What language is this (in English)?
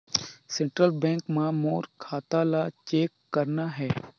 Chhattisgarhi